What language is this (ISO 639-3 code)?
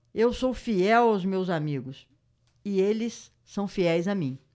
por